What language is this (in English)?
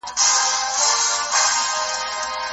Pashto